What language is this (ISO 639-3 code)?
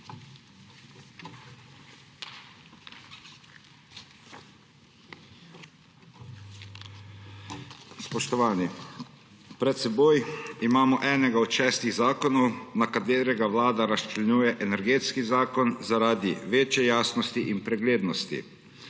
slv